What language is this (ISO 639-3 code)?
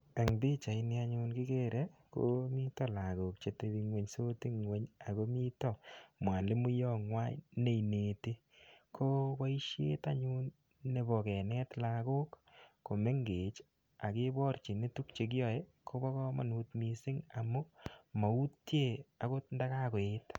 kln